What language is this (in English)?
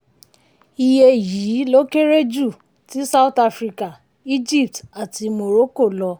Yoruba